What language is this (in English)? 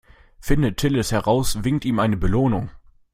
German